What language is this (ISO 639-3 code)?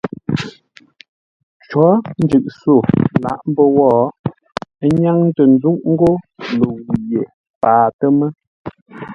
nla